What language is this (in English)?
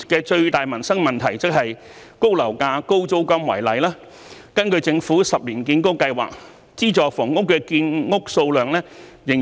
Cantonese